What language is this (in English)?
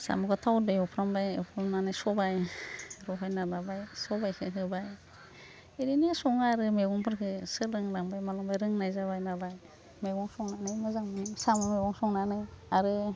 Bodo